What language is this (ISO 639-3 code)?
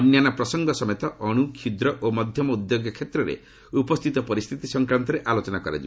ori